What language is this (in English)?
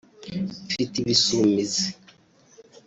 Kinyarwanda